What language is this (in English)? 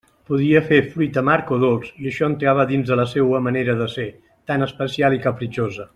Catalan